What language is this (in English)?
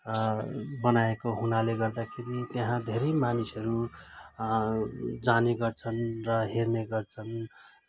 Nepali